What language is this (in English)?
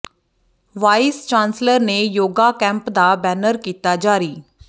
Punjabi